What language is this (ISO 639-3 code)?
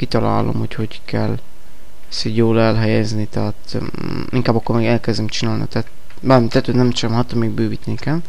hun